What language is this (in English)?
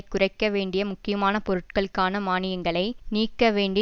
Tamil